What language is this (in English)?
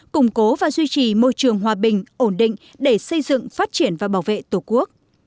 Vietnamese